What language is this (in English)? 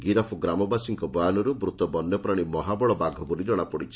Odia